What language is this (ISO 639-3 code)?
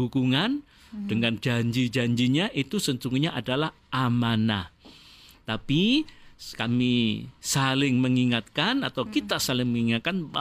ind